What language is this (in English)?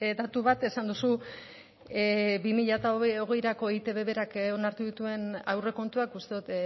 Basque